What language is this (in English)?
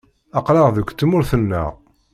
Kabyle